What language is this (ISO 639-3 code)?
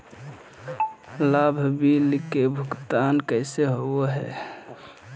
mag